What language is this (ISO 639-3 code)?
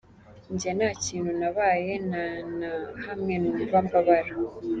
kin